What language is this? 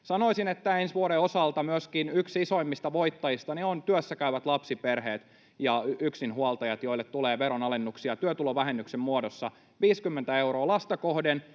Finnish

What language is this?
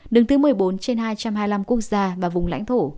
Vietnamese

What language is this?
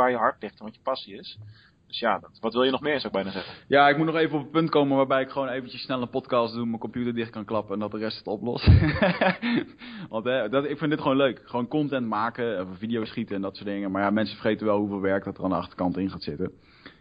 Dutch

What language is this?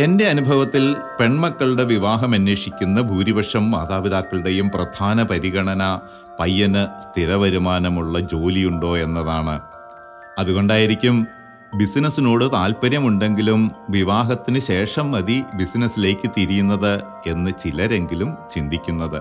Malayalam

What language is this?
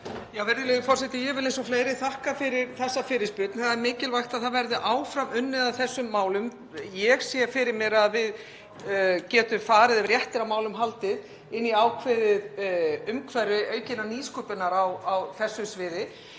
Icelandic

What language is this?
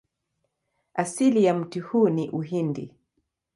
Swahili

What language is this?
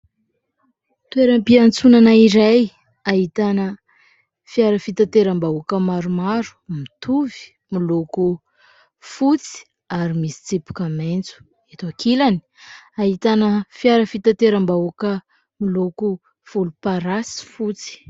Malagasy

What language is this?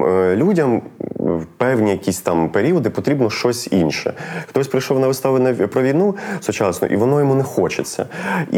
Ukrainian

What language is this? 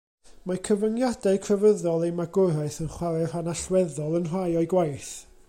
Welsh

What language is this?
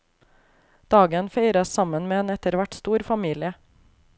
Norwegian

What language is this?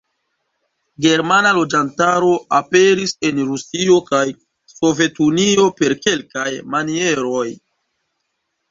Esperanto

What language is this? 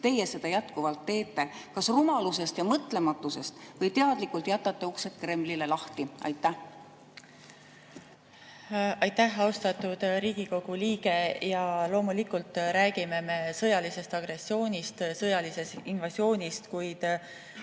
Estonian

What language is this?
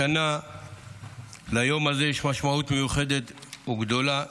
Hebrew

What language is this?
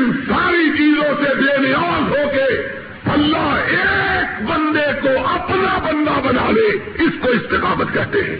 Urdu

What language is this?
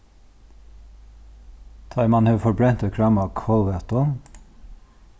Faroese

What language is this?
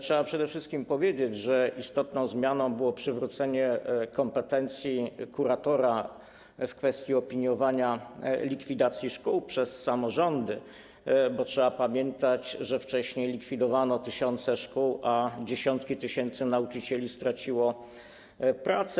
Polish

